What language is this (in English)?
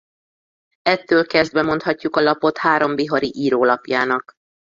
Hungarian